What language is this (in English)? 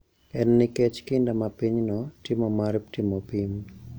Luo (Kenya and Tanzania)